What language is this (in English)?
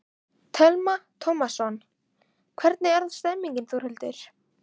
Icelandic